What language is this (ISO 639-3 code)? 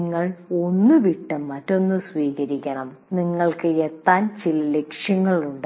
mal